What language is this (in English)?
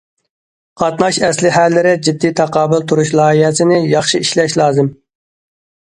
Uyghur